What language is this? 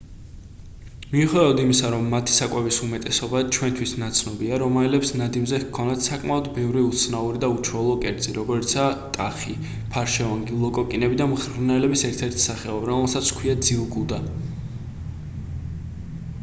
Georgian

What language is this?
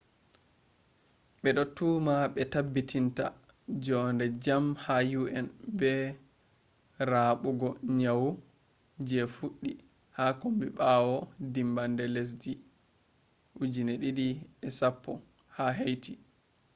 Fula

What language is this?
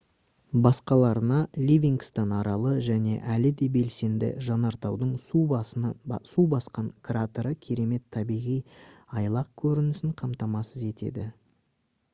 Kazakh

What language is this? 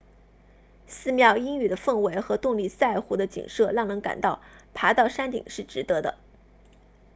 Chinese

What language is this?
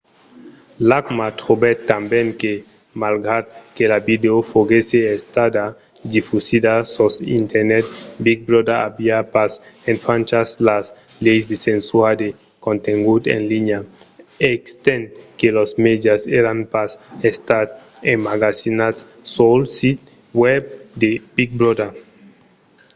Occitan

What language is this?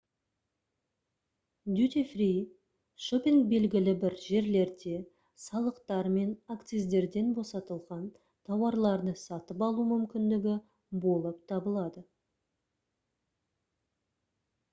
Kazakh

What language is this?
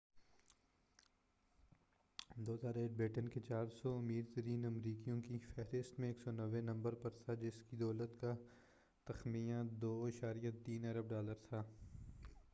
Urdu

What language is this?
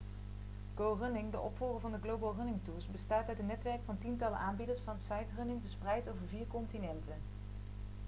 Dutch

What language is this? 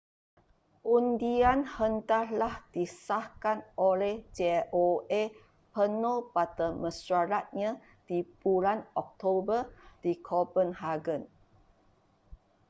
Malay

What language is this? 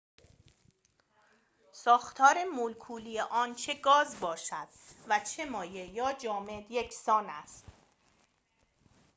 Persian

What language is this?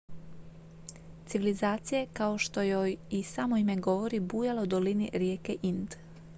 Croatian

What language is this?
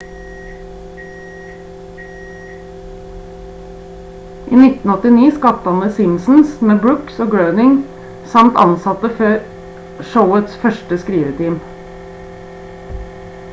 Norwegian Bokmål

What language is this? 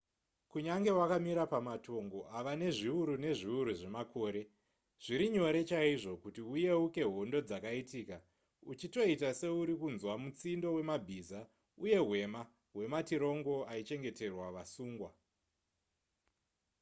Shona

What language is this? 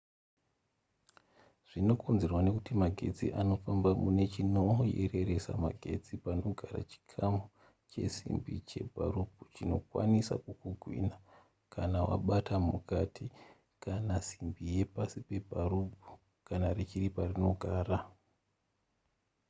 Shona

